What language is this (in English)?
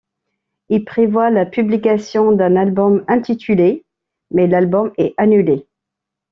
French